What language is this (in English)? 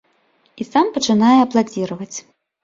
Belarusian